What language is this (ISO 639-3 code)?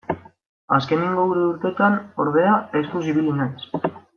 eus